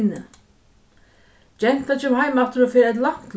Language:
Faroese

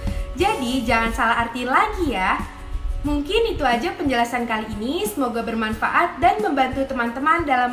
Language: Indonesian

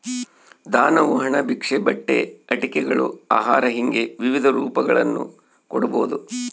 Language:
Kannada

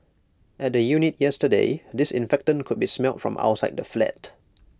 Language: English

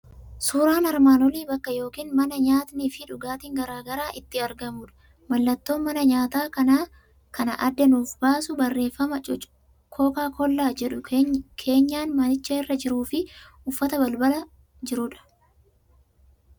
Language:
Oromo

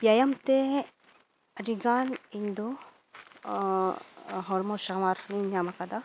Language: Santali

